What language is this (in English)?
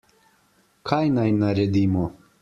Slovenian